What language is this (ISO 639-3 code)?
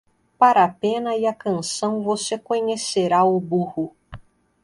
por